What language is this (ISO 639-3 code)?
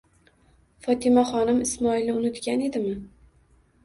uzb